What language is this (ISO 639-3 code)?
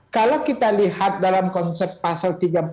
ind